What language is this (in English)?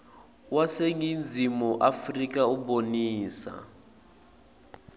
Swati